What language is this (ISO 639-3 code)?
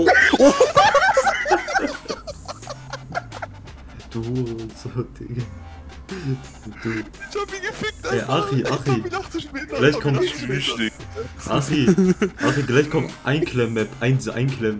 deu